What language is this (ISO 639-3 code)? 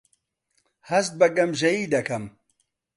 ckb